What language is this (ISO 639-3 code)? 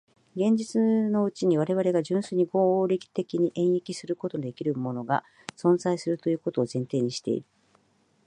jpn